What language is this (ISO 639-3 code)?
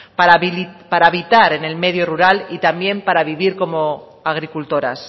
spa